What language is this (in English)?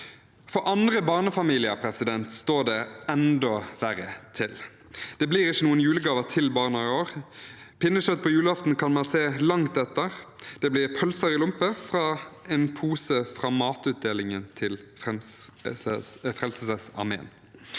Norwegian